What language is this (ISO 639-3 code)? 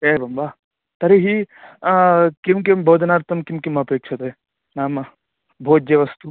san